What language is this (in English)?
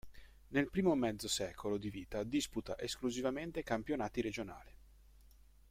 Italian